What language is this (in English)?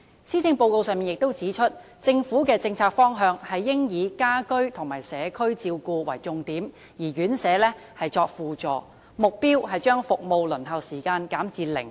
Cantonese